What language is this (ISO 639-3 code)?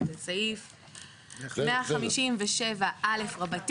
heb